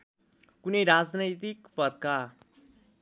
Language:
Nepali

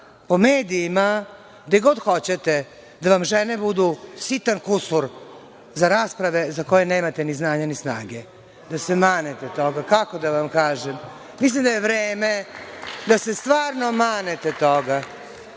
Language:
Serbian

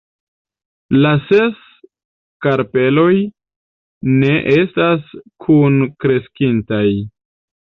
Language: Esperanto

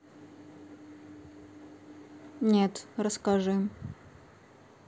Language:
Russian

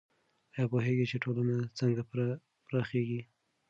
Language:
Pashto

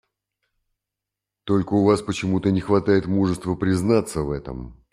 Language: Russian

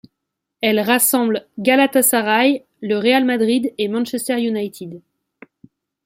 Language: French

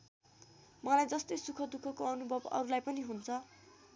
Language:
Nepali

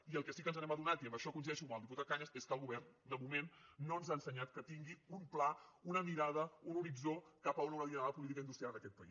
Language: Catalan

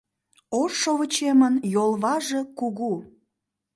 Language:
Mari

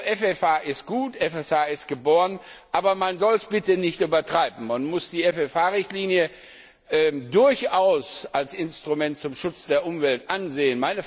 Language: German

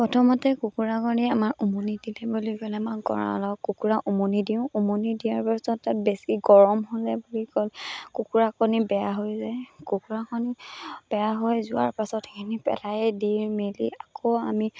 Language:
Assamese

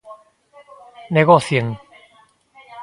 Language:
Galician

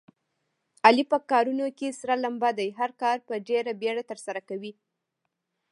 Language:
Pashto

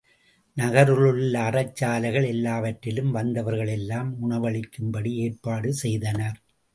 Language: Tamil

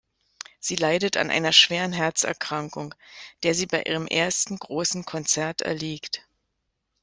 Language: German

